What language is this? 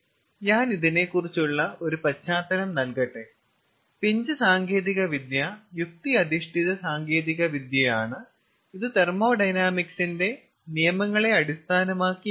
Malayalam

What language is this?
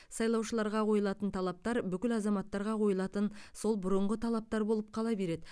Kazakh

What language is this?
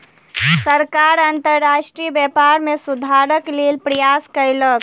Maithili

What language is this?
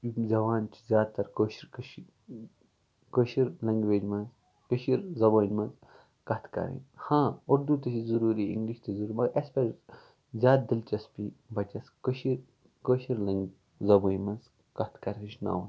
Kashmiri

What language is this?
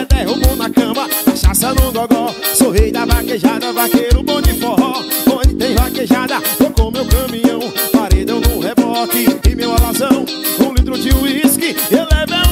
Portuguese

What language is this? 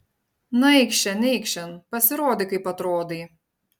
Lithuanian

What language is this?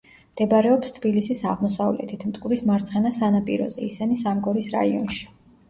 Georgian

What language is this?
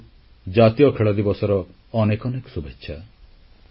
Odia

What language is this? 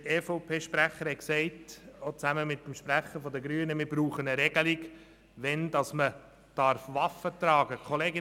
Swiss German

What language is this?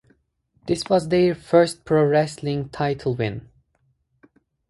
English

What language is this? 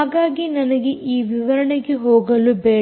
Kannada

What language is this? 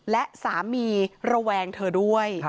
Thai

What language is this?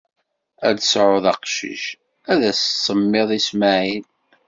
Kabyle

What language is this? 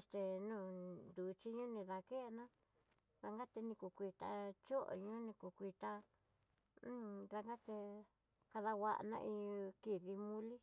Tidaá Mixtec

